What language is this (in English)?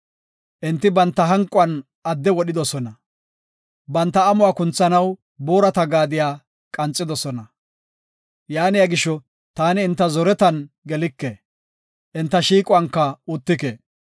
Gofa